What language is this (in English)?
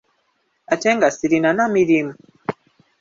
Ganda